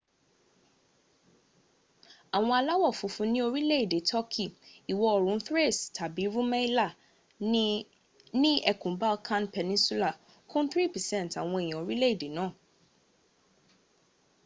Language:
Yoruba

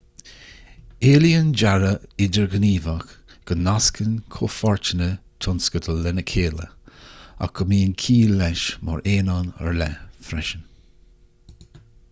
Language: Irish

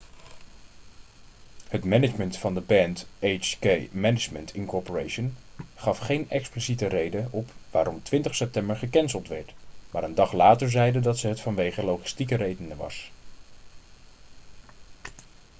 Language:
Dutch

